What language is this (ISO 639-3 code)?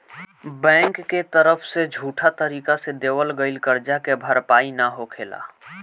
bho